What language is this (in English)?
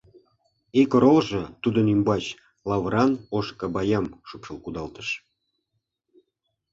Mari